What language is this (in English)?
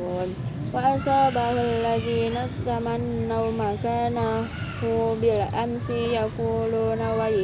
Indonesian